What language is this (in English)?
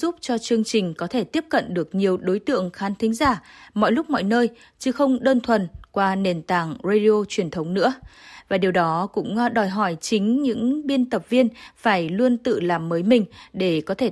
Vietnamese